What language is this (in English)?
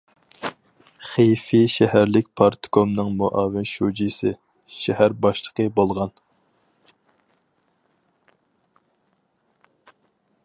Uyghur